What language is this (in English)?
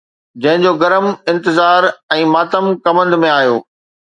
Sindhi